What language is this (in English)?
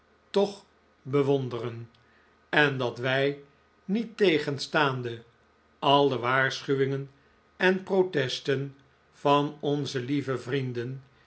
Dutch